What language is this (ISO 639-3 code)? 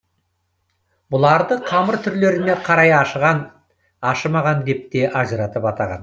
kaz